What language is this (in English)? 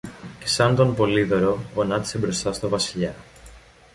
Greek